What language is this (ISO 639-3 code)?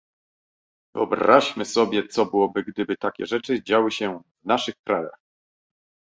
pol